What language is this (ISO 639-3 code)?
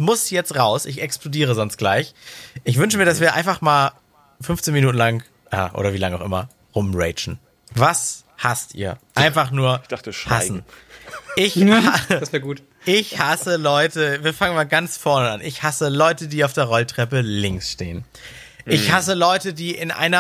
deu